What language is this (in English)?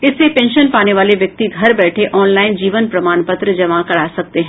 Hindi